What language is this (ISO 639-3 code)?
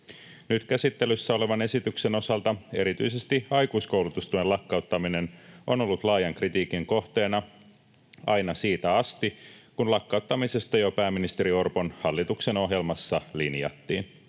fin